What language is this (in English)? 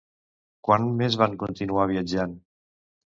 Catalan